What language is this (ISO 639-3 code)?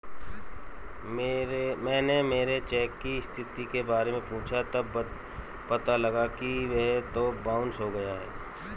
hin